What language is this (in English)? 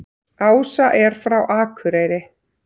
Icelandic